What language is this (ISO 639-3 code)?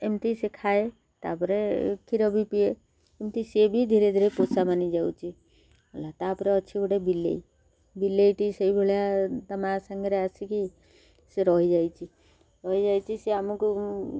ori